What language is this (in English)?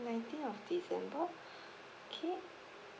English